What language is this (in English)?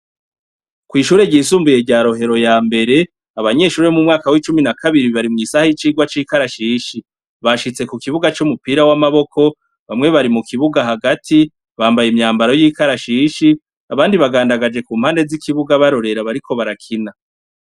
Rundi